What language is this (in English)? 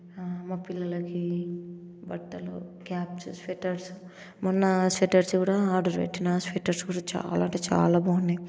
Telugu